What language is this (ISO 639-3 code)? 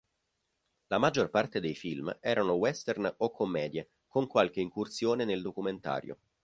ita